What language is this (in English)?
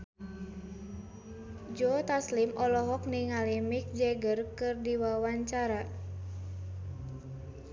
Sundanese